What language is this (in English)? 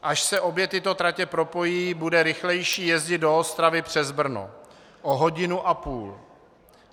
Czech